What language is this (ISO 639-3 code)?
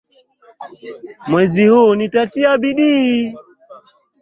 swa